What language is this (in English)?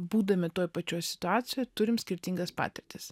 Lithuanian